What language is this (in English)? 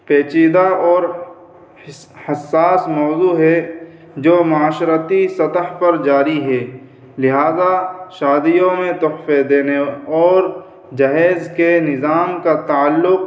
Urdu